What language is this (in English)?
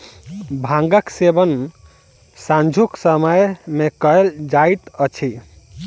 Maithili